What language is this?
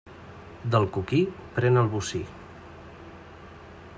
Catalan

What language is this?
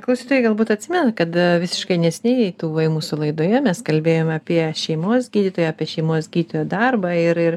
Lithuanian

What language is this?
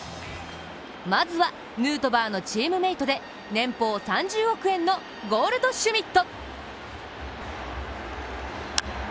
Japanese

